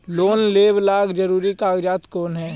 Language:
Magahi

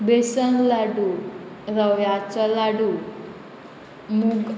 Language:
Konkani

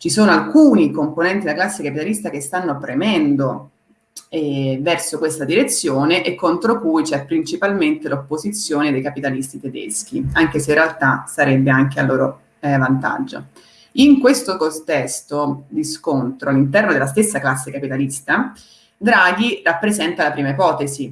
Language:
Italian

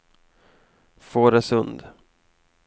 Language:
Swedish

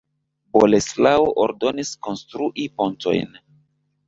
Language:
Esperanto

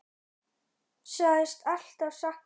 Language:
Icelandic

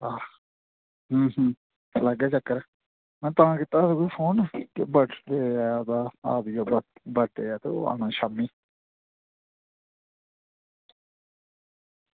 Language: Dogri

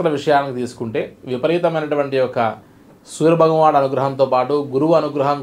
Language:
Telugu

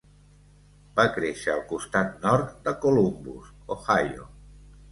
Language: Catalan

